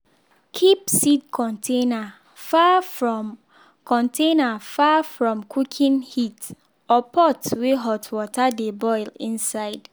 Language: Nigerian Pidgin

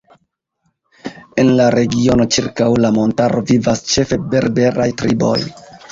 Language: Esperanto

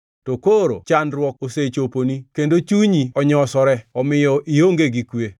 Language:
Luo (Kenya and Tanzania)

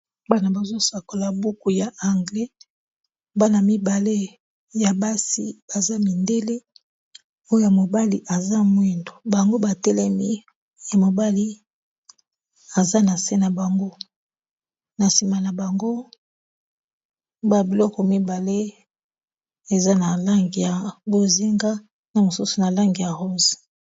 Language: Lingala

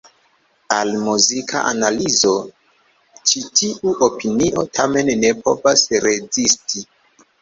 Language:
Esperanto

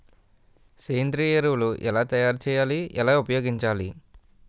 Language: Telugu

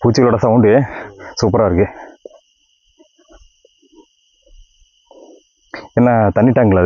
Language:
Tamil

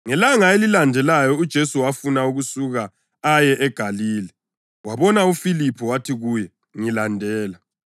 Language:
North Ndebele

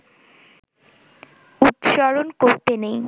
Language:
Bangla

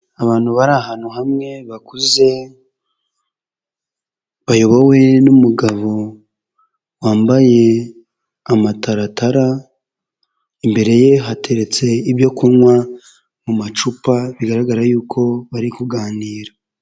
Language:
Kinyarwanda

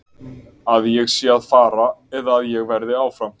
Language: Icelandic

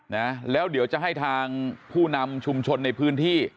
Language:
Thai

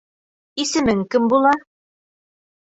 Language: Bashkir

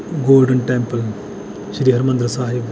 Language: Punjabi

